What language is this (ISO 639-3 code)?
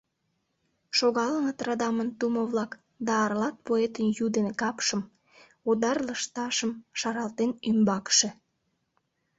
chm